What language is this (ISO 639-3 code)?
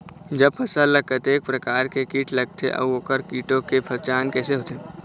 hne